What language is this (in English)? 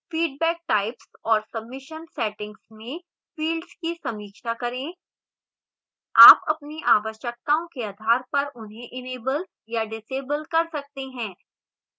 Hindi